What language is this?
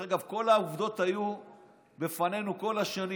Hebrew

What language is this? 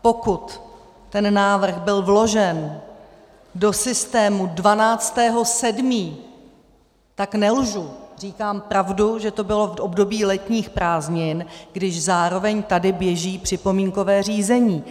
Czech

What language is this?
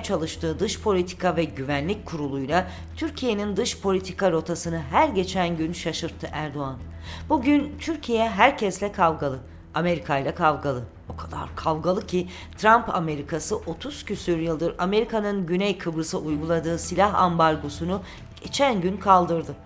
Turkish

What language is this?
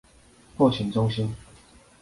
Chinese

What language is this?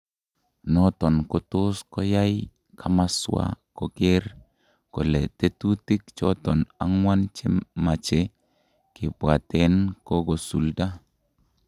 Kalenjin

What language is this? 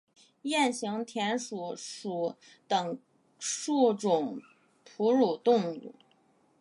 Chinese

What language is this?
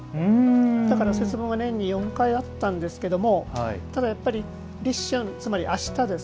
Japanese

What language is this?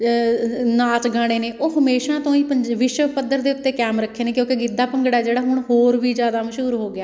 Punjabi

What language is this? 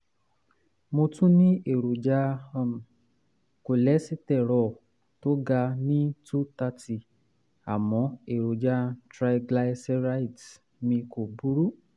Yoruba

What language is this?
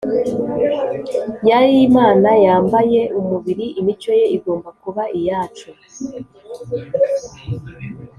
Kinyarwanda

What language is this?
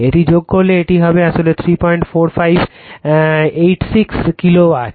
Bangla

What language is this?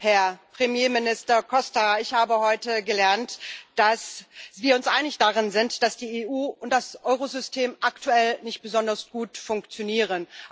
German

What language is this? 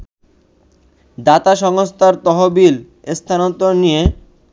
Bangla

